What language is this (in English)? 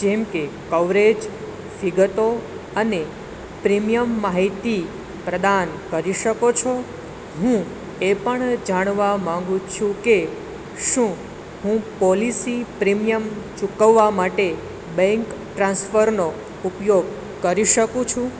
Gujarati